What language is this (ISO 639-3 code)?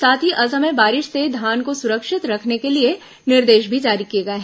hin